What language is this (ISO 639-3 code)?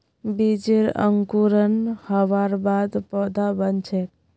mag